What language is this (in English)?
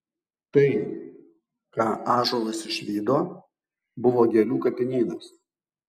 Lithuanian